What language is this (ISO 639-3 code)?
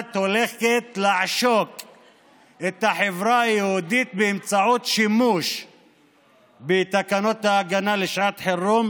heb